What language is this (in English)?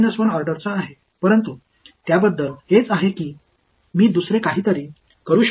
Tamil